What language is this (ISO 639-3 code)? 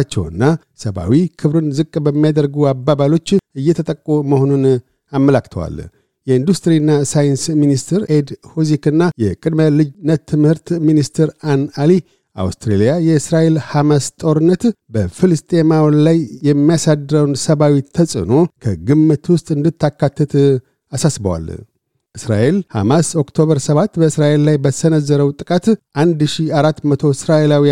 amh